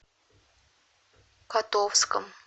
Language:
Russian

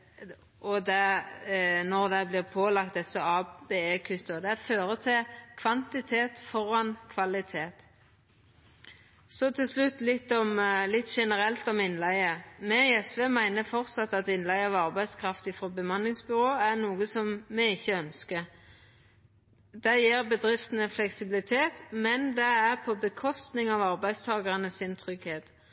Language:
Norwegian Nynorsk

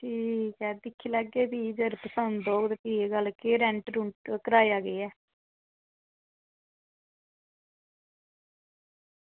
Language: Dogri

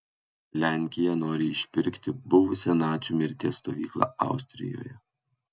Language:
Lithuanian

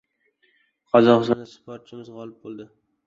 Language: Uzbek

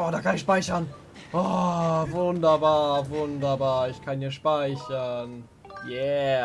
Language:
German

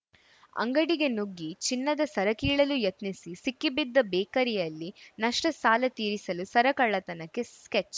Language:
Kannada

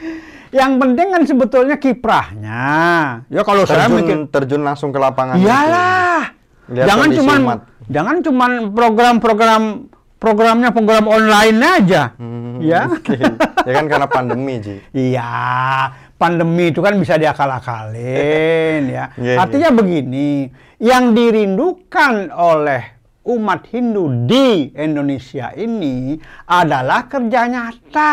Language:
Indonesian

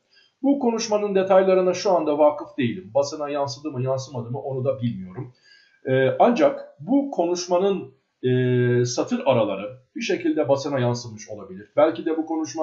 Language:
Turkish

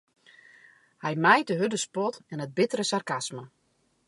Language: Western Frisian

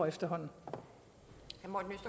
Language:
Danish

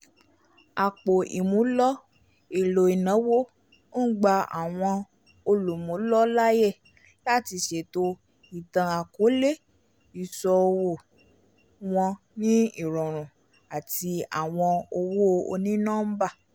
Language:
Yoruba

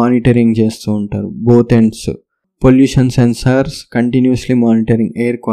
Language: Telugu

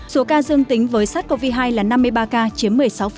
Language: Vietnamese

